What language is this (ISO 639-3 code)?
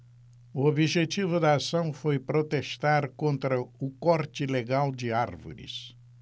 por